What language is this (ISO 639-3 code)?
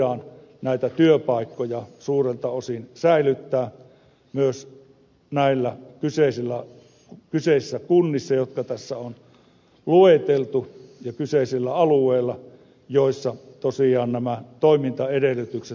fin